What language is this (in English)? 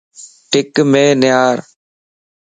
Lasi